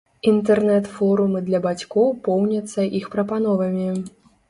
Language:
Belarusian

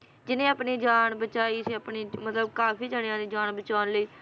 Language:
Punjabi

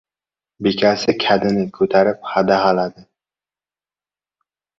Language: Uzbek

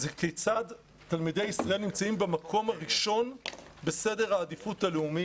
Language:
Hebrew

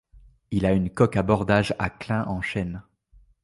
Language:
French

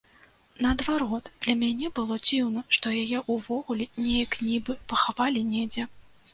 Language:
Belarusian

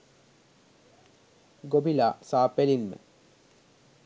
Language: Sinhala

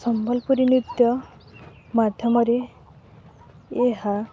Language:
Odia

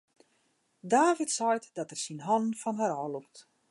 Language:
Western Frisian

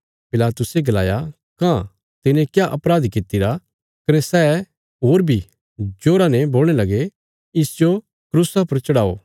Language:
Bilaspuri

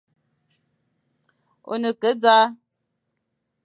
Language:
Fang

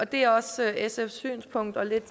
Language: Danish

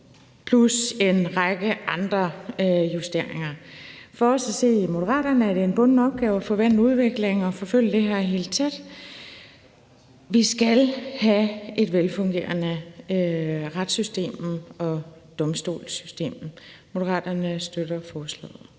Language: Danish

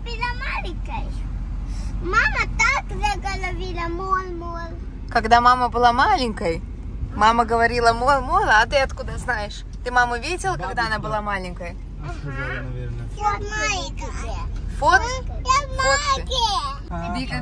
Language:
Russian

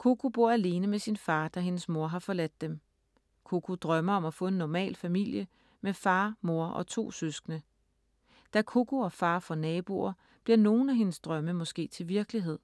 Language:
Danish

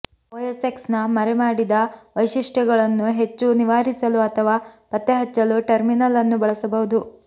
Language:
Kannada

